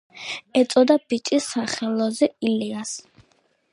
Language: Georgian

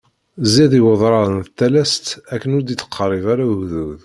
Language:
Kabyle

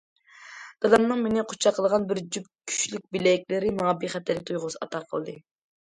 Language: Uyghur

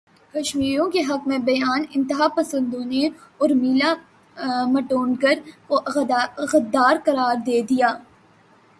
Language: Urdu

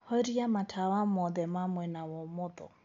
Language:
Kikuyu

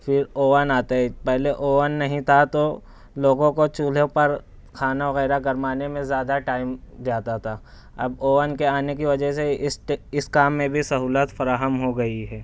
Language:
Urdu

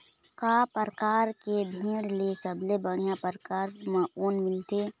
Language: Chhattisgarhi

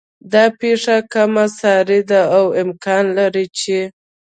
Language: Pashto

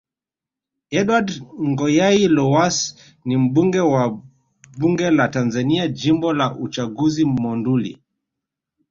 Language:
Swahili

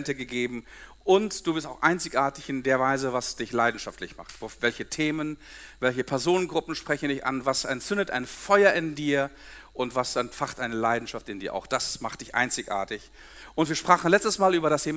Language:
German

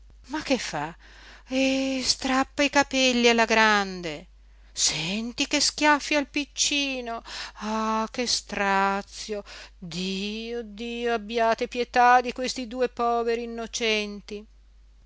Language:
Italian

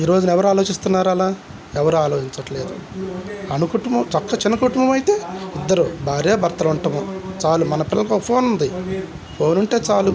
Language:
Telugu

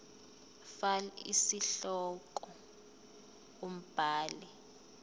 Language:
Zulu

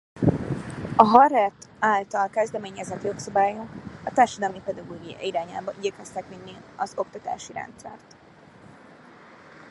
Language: Hungarian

